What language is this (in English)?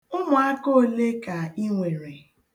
Igbo